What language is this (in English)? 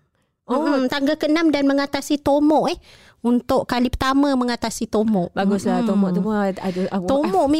Malay